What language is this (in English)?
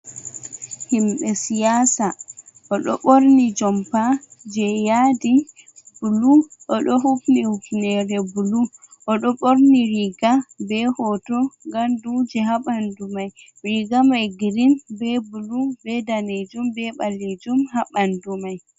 Fula